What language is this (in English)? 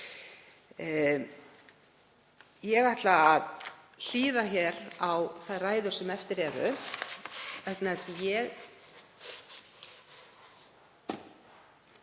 Icelandic